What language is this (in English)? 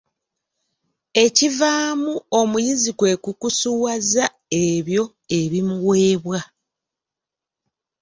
Ganda